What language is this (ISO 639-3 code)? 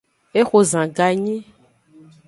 ajg